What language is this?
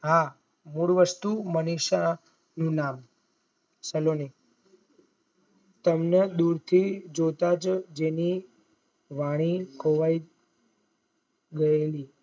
Gujarati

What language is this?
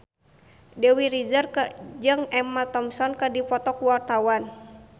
Sundanese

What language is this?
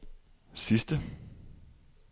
Danish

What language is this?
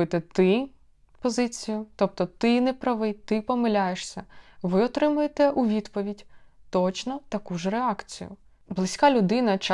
Ukrainian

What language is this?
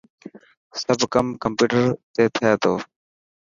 Dhatki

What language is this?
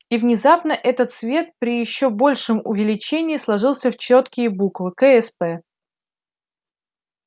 Russian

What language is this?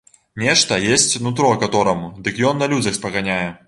Belarusian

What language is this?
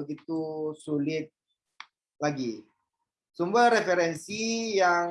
Indonesian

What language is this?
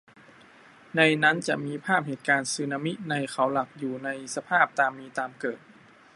Thai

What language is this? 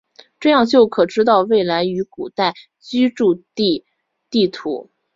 Chinese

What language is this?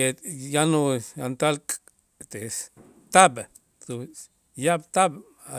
Itzá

